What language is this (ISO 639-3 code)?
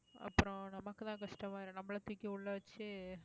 tam